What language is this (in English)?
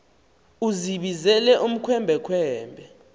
Xhosa